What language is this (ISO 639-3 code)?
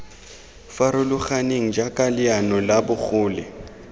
tsn